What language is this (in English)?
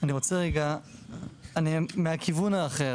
Hebrew